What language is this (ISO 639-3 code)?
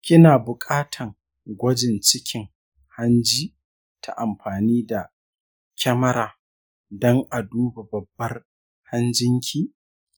hau